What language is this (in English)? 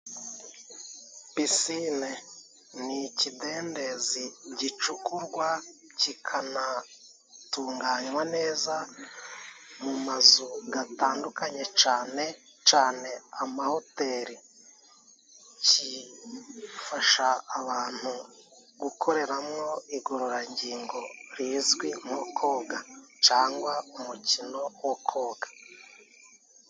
Kinyarwanda